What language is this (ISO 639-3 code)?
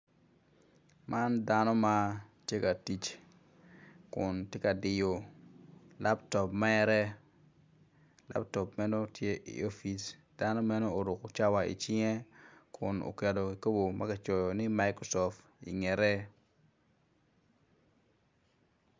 ach